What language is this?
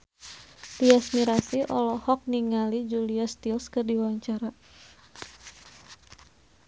Sundanese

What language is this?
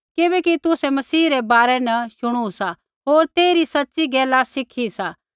Kullu Pahari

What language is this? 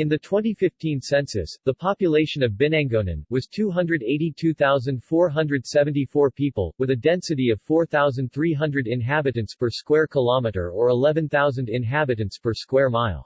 English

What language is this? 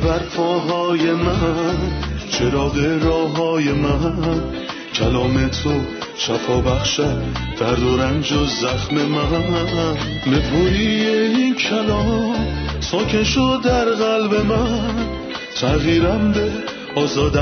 Persian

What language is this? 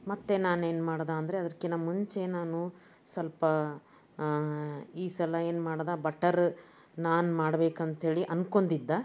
Kannada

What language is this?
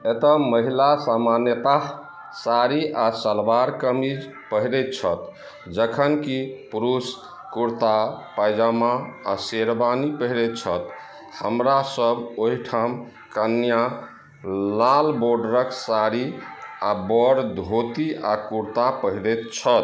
Maithili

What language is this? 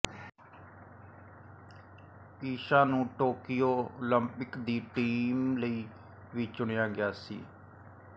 Punjabi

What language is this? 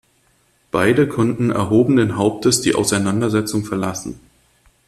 German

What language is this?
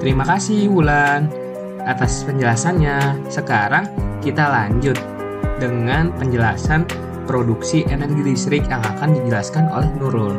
Indonesian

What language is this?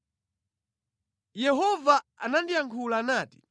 Nyanja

